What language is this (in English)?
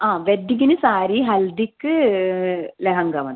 Malayalam